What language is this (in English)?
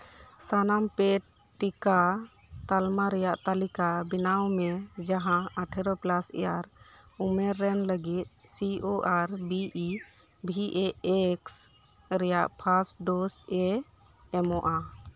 Santali